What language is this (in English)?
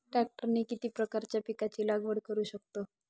Marathi